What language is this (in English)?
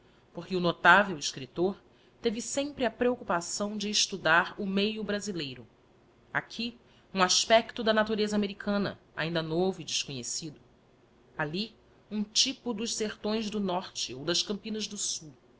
Portuguese